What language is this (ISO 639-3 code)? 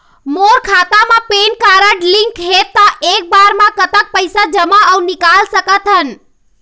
hne